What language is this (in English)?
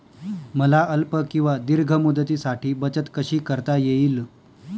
Marathi